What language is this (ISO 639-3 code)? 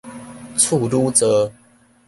nan